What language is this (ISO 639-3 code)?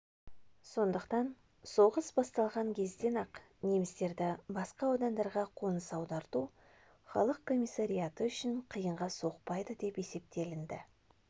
kaz